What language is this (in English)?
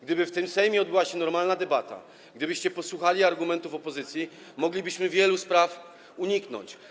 Polish